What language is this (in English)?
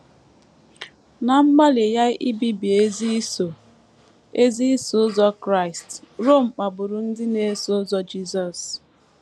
Igbo